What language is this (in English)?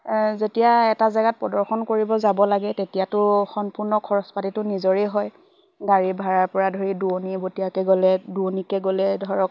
Assamese